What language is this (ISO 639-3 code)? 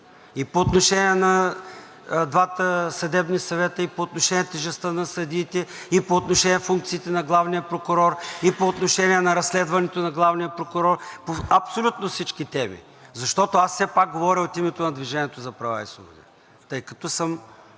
bul